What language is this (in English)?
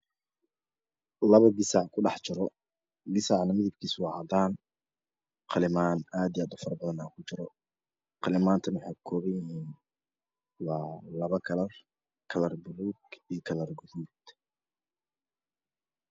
Somali